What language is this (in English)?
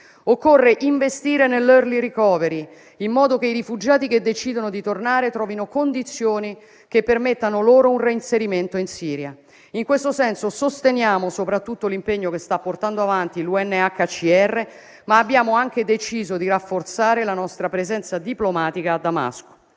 Italian